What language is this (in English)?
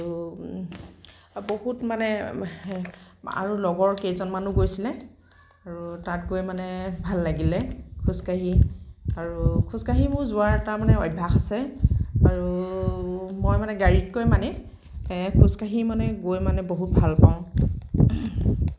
Assamese